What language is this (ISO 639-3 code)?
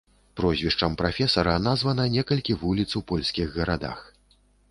bel